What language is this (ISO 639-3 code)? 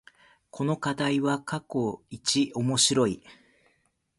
jpn